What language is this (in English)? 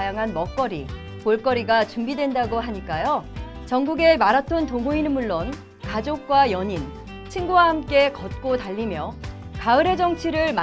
Korean